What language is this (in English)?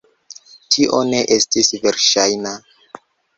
Esperanto